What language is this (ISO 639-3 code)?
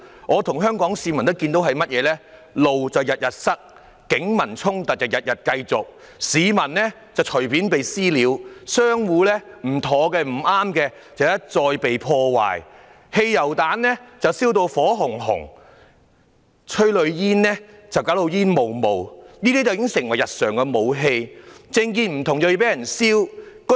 yue